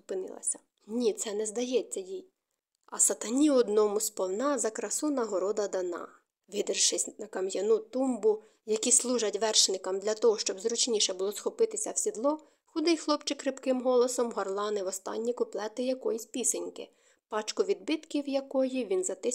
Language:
Ukrainian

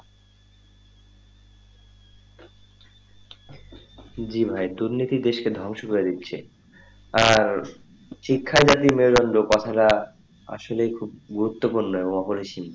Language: Bangla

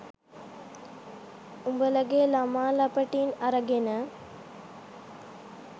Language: Sinhala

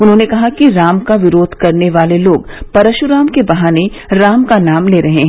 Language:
Hindi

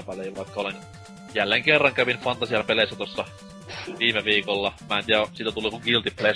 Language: Finnish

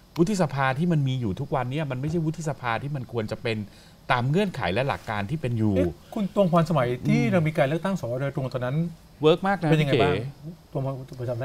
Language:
Thai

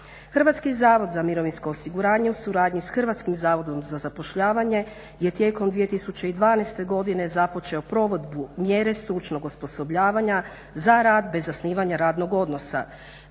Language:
Croatian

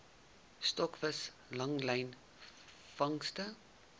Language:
Afrikaans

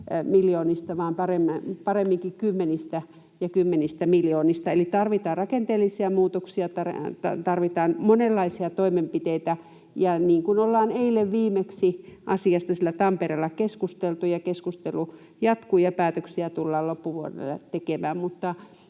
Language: Finnish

